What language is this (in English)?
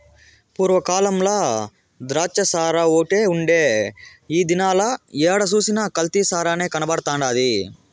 Telugu